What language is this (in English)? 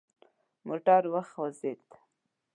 Pashto